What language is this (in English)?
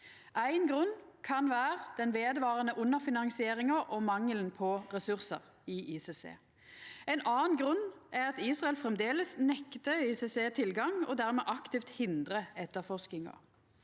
Norwegian